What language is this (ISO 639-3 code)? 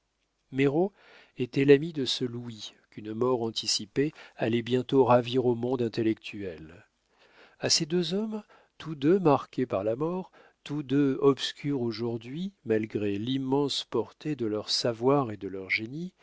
fra